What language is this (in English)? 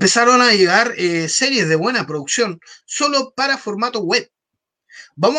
Spanish